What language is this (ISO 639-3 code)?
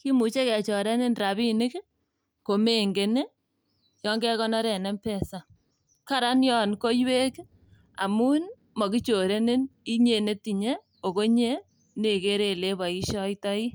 kln